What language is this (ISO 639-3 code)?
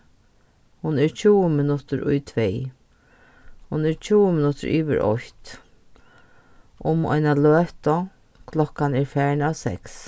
fao